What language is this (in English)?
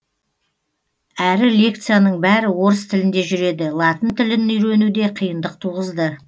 Kazakh